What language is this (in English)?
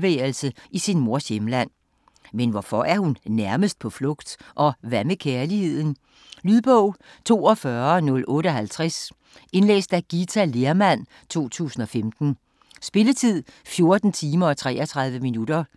Danish